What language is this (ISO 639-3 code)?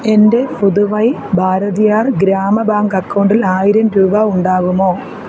mal